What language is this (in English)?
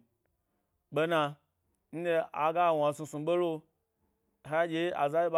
Gbari